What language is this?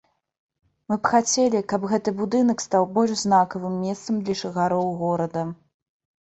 Belarusian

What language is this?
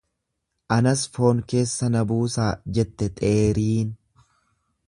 Oromo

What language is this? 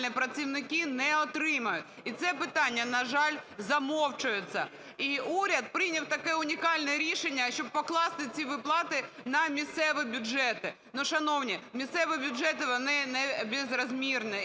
Ukrainian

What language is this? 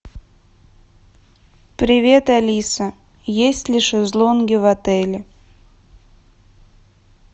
Russian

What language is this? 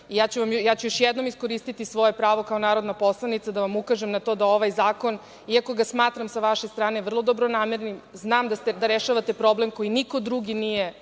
Serbian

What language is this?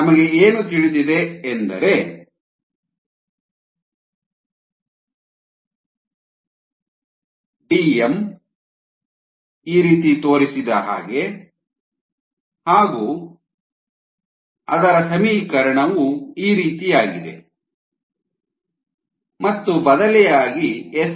Kannada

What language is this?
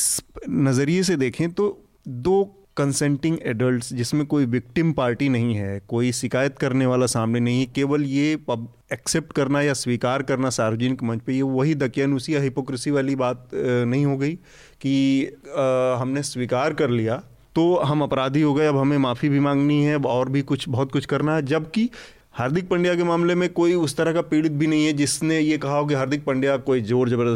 Hindi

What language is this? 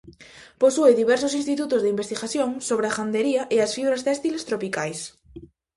Galician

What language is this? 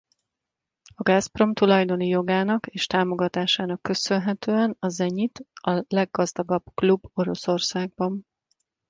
Hungarian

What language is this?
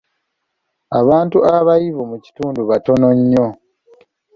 Ganda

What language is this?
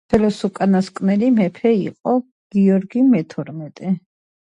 Georgian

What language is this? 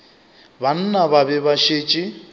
Northern Sotho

